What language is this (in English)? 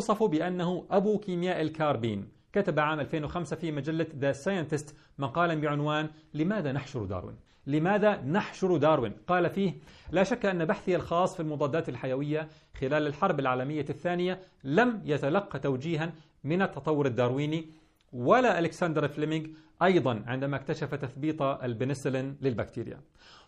Arabic